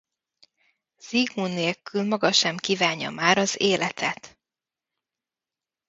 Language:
Hungarian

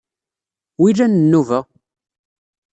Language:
Kabyle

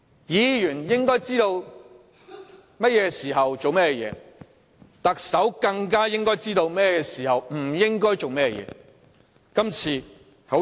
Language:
Cantonese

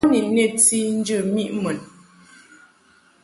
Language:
Mungaka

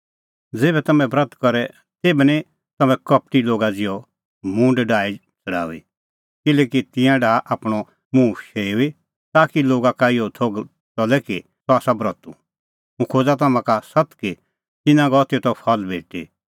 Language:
Kullu Pahari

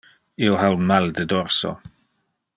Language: Interlingua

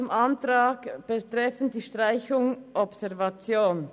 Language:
Swiss German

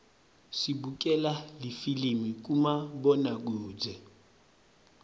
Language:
Swati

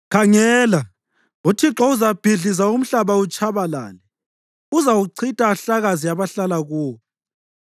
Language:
North Ndebele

